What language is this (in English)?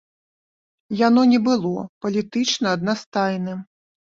Belarusian